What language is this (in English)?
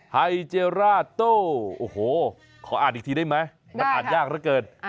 Thai